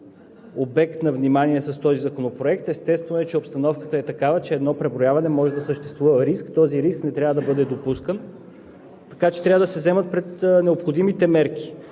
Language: Bulgarian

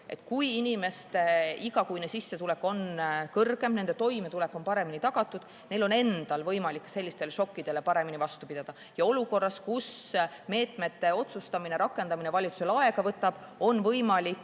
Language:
Estonian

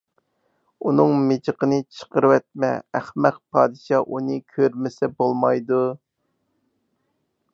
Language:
Uyghur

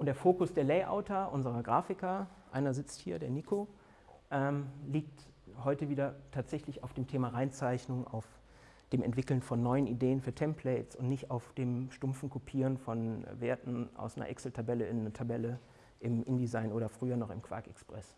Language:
German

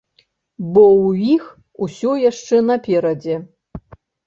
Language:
Belarusian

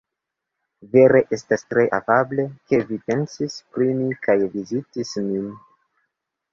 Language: Esperanto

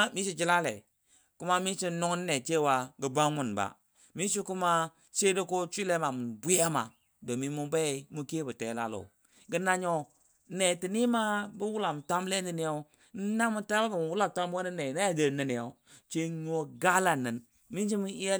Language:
Dadiya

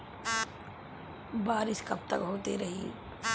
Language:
Bhojpuri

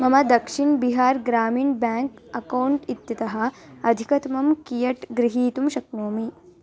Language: Sanskrit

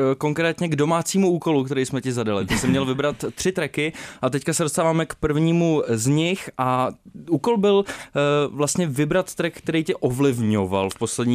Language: Czech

